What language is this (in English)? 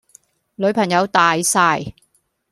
Cantonese